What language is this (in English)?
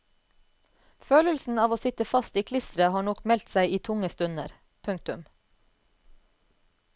Norwegian